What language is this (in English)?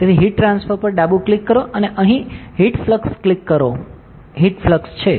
Gujarati